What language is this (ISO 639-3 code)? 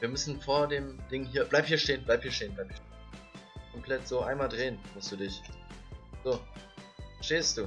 deu